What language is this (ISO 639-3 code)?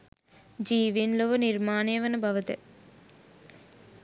sin